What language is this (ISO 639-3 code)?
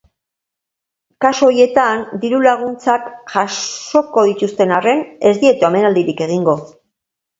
eus